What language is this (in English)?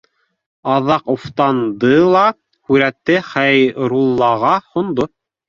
Bashkir